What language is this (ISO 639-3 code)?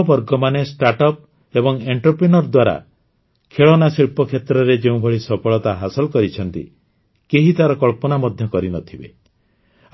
ori